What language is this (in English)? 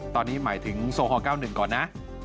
Thai